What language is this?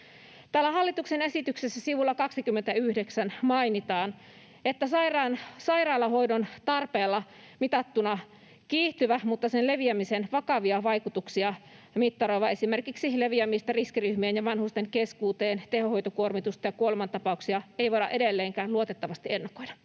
Finnish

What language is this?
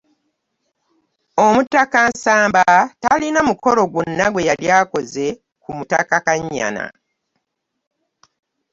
Ganda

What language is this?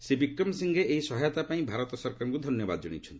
Odia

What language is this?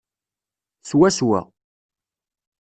Kabyle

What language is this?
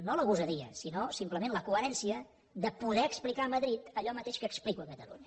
Catalan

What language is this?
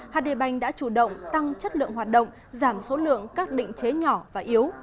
Vietnamese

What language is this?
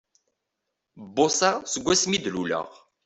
Kabyle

